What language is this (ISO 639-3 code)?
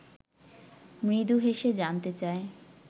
ben